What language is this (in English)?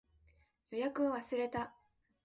Japanese